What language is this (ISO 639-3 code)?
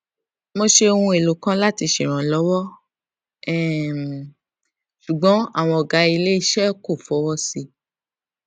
yor